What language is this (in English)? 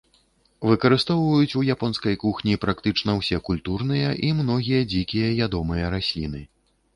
Belarusian